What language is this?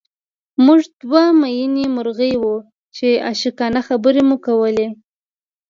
Pashto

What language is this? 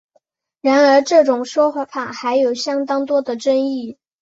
Chinese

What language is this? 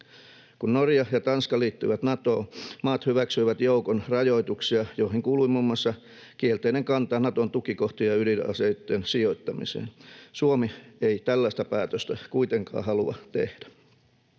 Finnish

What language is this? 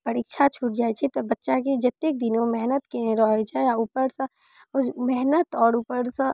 Maithili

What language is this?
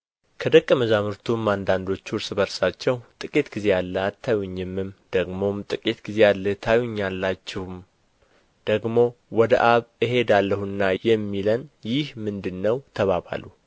Amharic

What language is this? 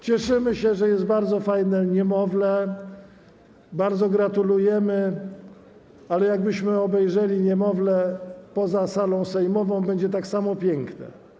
Polish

